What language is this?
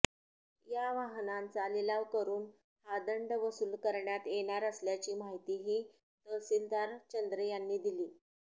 Marathi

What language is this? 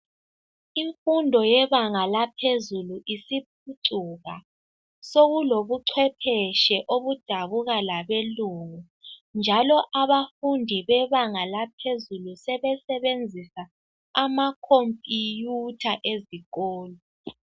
North Ndebele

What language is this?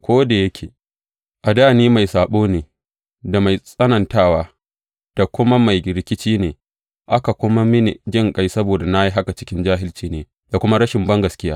Hausa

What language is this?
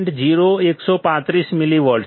Gujarati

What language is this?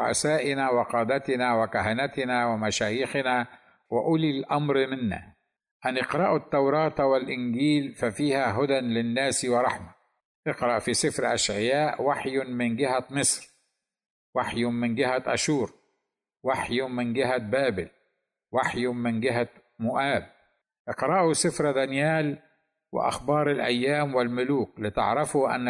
Arabic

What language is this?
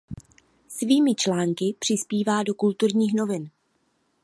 Czech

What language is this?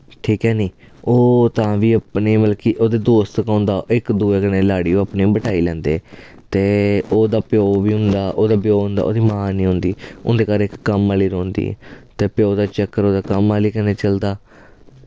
Dogri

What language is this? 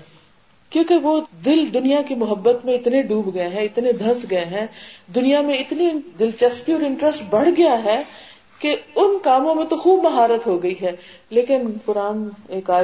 Urdu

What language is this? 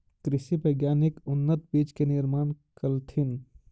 Magahi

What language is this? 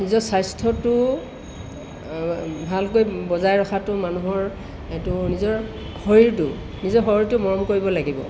Assamese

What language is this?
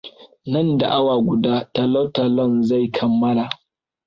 Hausa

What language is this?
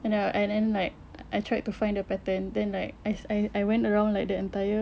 English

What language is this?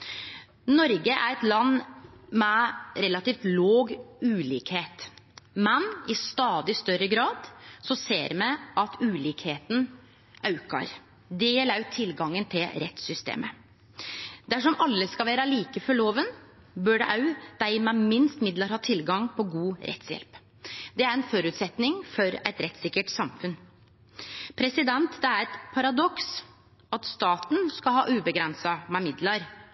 Norwegian Nynorsk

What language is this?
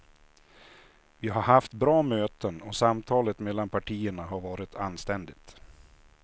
Swedish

